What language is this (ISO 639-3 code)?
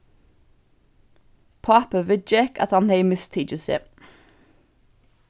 fao